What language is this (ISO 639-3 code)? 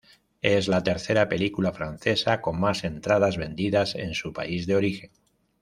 spa